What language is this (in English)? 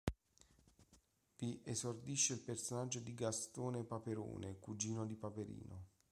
Italian